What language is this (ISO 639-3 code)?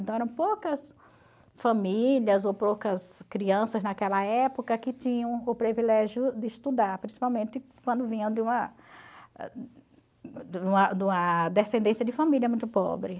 por